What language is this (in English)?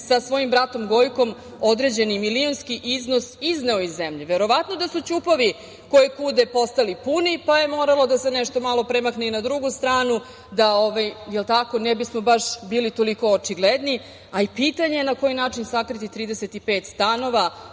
Serbian